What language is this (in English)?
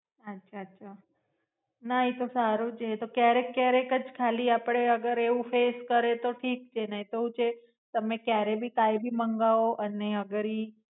Gujarati